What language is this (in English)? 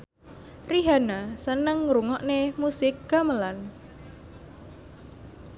Javanese